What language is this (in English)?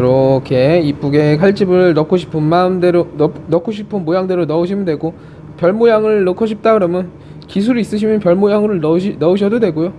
Korean